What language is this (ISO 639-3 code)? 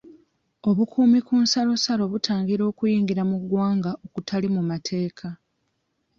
lug